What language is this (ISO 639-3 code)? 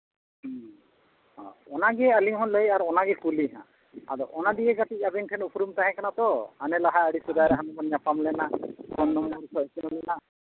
sat